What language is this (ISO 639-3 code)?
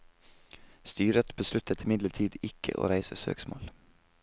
nor